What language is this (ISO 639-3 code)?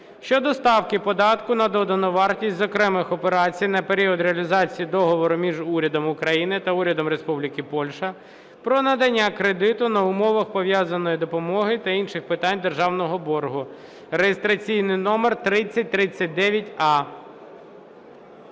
ukr